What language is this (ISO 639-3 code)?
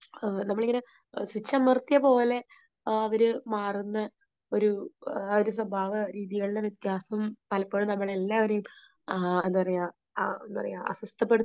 mal